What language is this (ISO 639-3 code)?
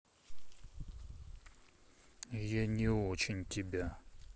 rus